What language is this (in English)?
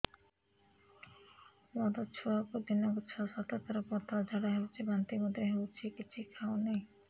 Odia